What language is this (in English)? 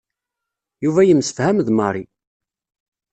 Kabyle